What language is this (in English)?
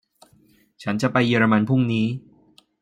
Thai